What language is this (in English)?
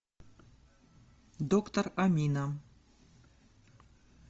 Russian